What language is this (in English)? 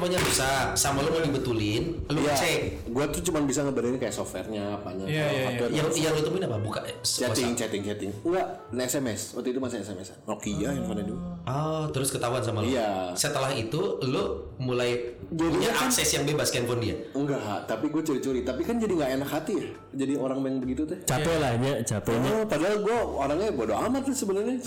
Indonesian